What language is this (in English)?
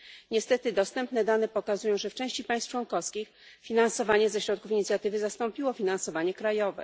Polish